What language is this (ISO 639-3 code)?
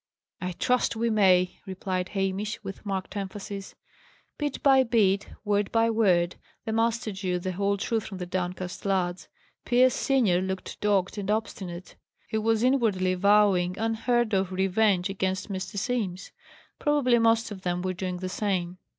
eng